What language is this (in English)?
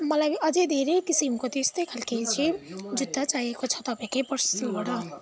Nepali